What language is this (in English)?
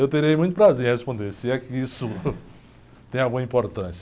Portuguese